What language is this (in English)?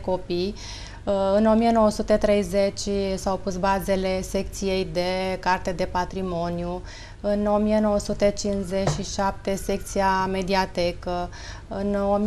Romanian